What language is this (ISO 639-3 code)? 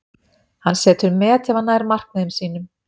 isl